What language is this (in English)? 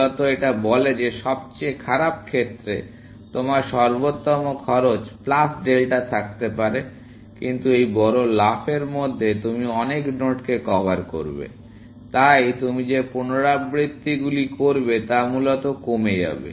Bangla